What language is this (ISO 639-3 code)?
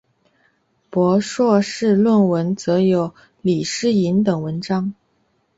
zho